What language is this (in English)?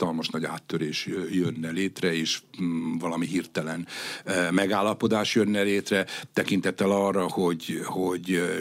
Hungarian